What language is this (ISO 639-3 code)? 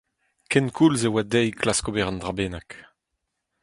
bre